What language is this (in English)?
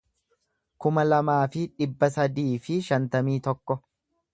Oromo